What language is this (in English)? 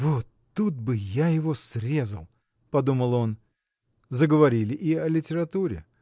Russian